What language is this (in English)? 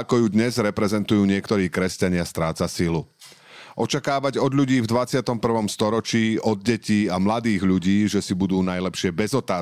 Slovak